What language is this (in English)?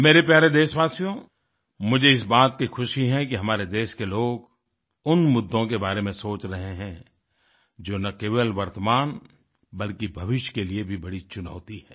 Hindi